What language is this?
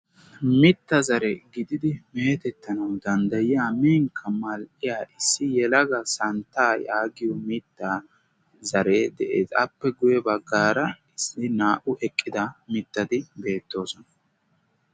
Wolaytta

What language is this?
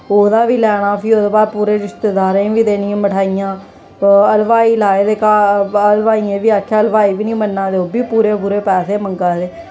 Dogri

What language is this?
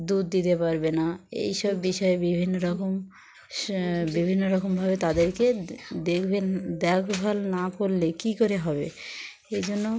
Bangla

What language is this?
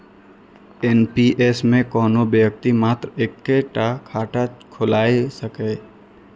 Maithili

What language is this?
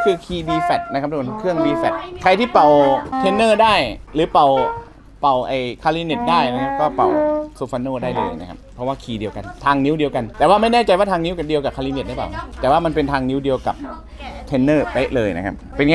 Thai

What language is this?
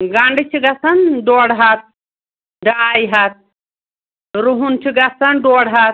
Kashmiri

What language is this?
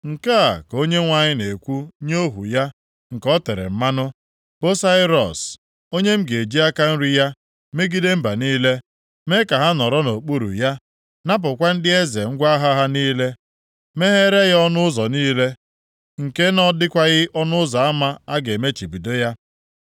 Igbo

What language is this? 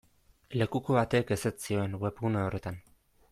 Basque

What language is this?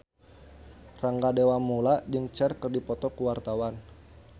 Sundanese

